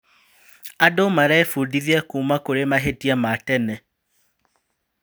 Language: Kikuyu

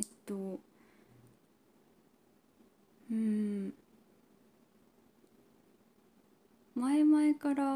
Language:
Japanese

